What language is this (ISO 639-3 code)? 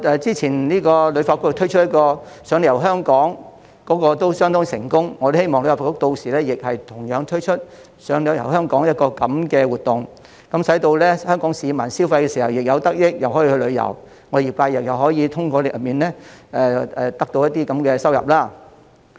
yue